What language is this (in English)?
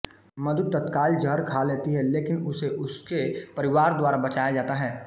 Hindi